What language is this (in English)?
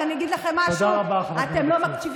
Hebrew